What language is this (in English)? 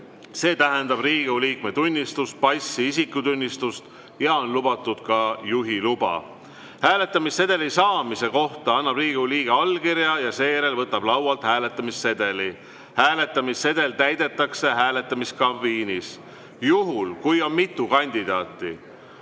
Estonian